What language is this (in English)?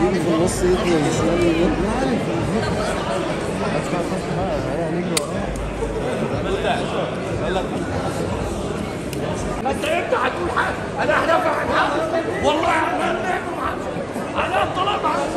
Arabic